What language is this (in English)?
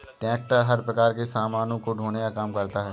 Hindi